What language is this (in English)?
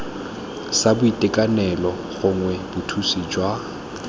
Tswana